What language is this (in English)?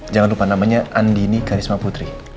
Indonesian